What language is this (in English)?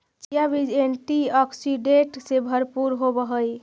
Magahi